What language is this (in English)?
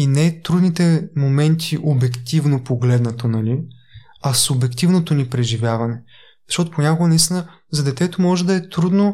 Bulgarian